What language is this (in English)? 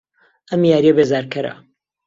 Central Kurdish